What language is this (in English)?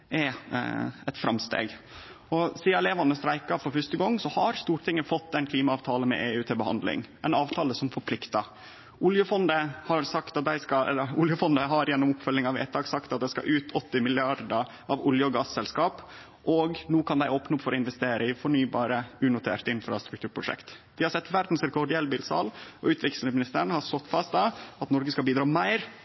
Norwegian Nynorsk